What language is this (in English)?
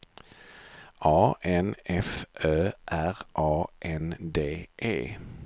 Swedish